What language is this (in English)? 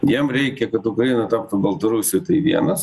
Lithuanian